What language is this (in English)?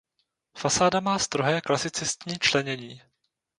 Czech